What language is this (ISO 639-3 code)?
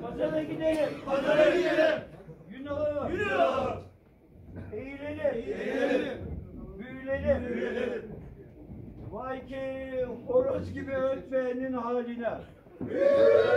tur